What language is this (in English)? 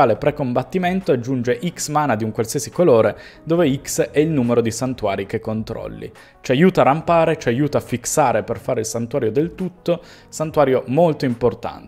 Italian